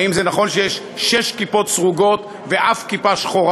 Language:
Hebrew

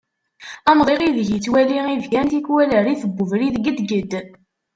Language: Kabyle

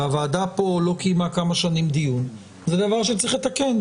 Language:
Hebrew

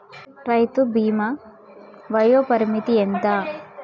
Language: Telugu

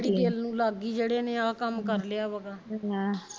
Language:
Punjabi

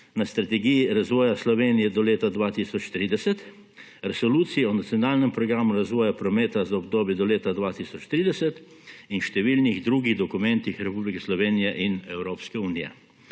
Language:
Slovenian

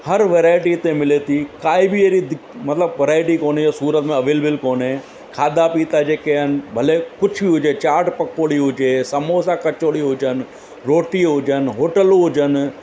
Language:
Sindhi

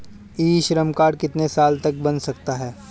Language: Hindi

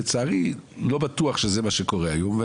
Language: Hebrew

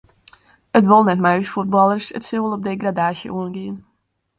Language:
Western Frisian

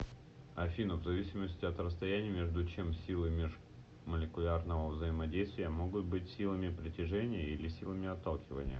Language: Russian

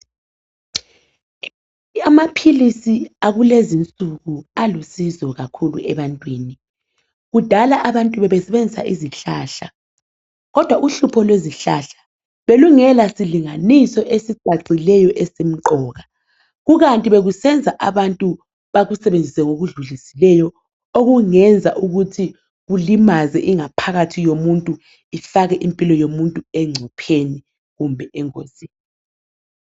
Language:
North Ndebele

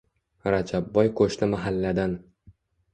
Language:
Uzbek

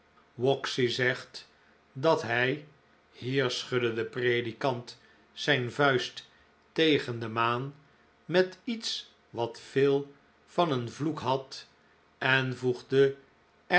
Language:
Dutch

